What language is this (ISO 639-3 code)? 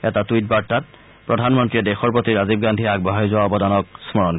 asm